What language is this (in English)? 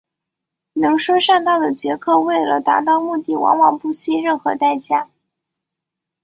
Chinese